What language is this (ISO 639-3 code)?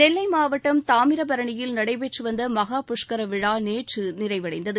tam